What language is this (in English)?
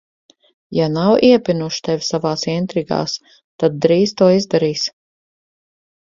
Latvian